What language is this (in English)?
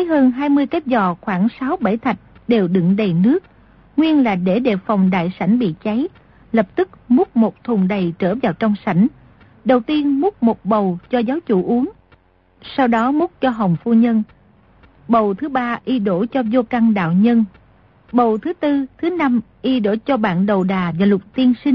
Vietnamese